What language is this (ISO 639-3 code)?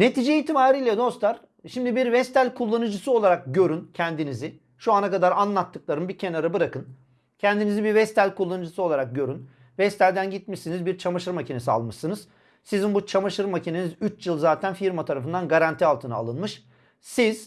tur